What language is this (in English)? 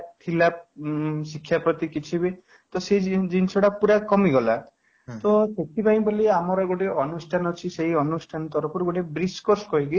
Odia